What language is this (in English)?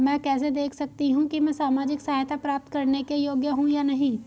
Hindi